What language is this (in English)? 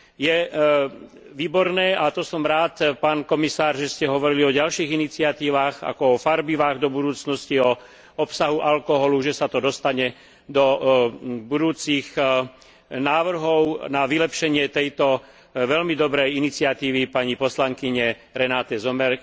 Slovak